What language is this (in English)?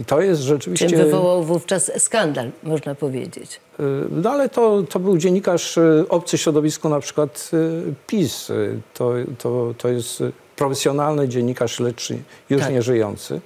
Polish